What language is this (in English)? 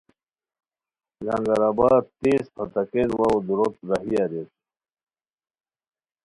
Khowar